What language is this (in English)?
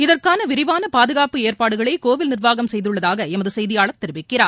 Tamil